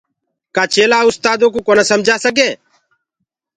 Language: Gurgula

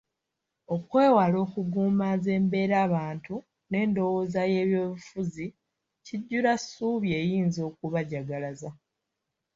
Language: Ganda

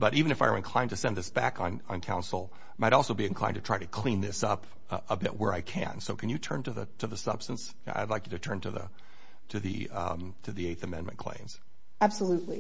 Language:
English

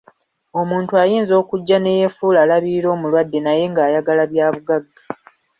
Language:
Ganda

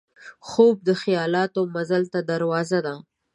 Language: Pashto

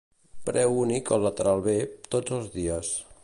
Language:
Catalan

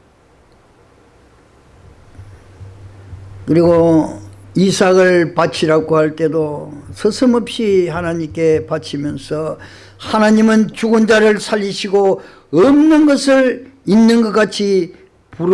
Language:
Korean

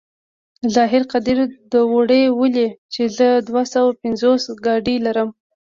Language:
Pashto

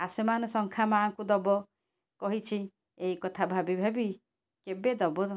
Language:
Odia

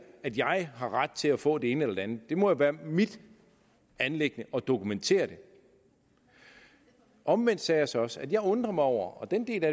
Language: Danish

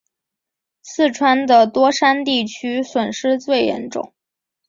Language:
Chinese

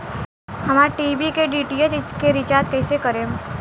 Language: Bhojpuri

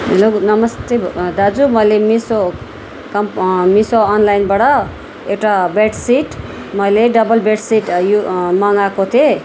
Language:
Nepali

